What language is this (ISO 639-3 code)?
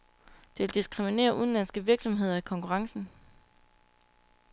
dan